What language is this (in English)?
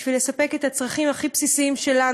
Hebrew